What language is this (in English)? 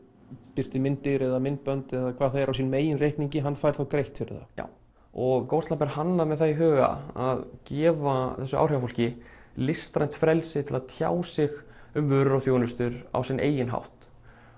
Icelandic